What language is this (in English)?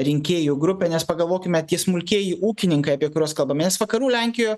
Lithuanian